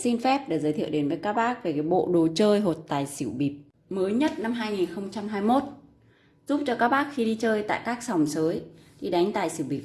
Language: Vietnamese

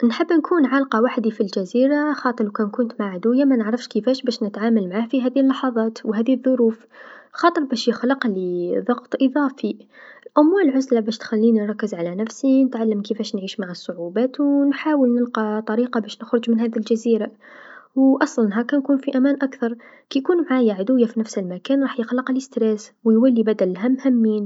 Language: Tunisian Arabic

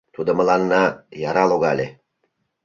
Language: Mari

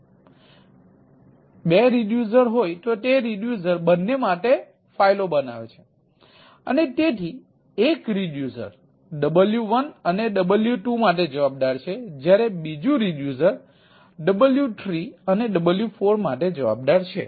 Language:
Gujarati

